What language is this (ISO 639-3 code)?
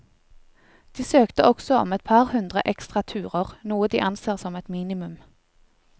nor